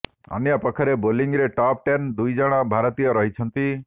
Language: Odia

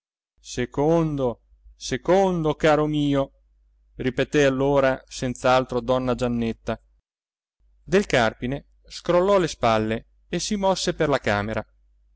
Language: Italian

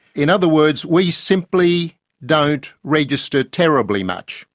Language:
English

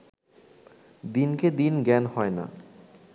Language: Bangla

